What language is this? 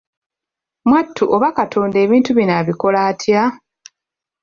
Ganda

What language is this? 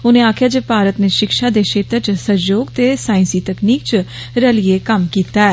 Dogri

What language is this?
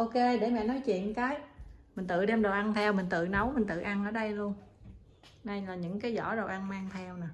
Vietnamese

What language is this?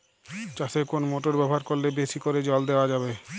Bangla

